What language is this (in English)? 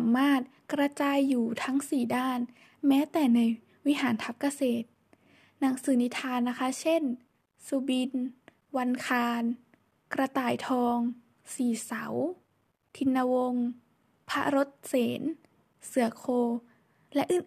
Thai